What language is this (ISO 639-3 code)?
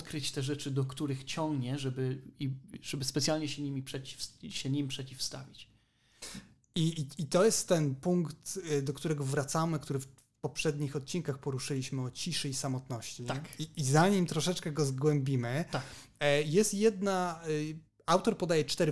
pol